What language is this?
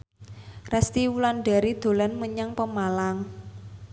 Javanese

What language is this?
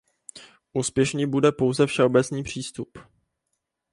Czech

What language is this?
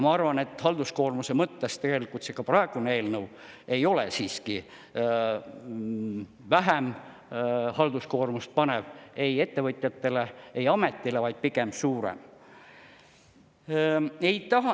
Estonian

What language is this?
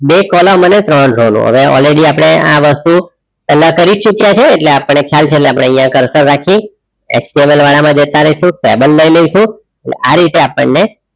Gujarati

